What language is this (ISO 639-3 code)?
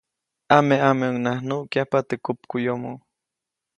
zoc